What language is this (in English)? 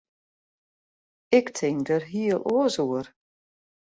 Western Frisian